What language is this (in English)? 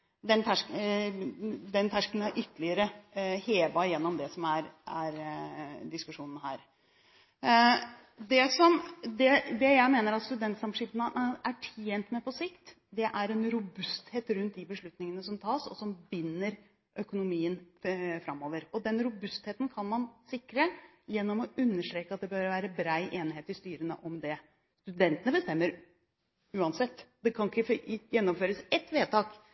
Norwegian Bokmål